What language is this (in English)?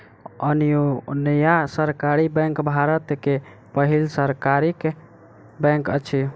Maithili